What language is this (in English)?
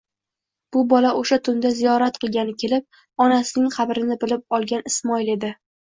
Uzbek